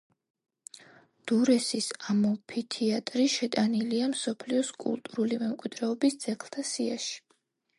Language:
Georgian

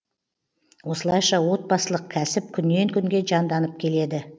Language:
Kazakh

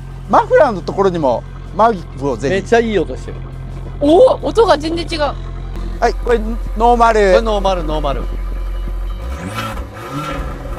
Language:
Japanese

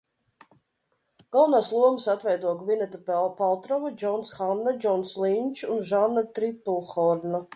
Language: Latvian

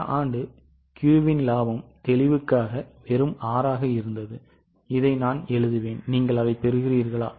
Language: Tamil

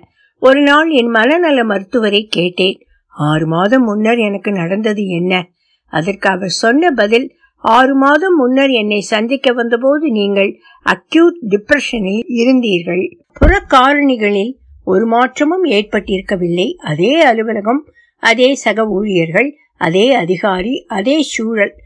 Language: Tamil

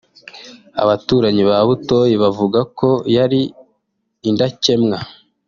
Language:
Kinyarwanda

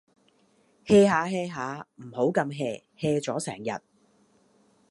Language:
Cantonese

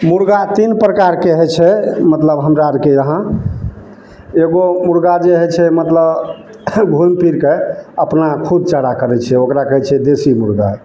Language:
Maithili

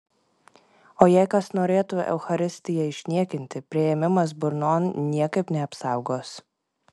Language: Lithuanian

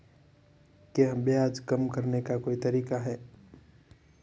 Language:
Hindi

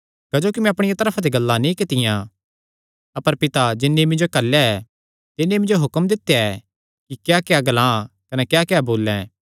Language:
Kangri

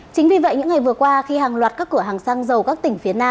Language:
Vietnamese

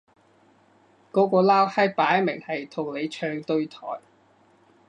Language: Cantonese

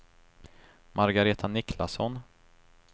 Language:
Swedish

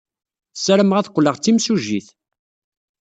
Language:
Kabyle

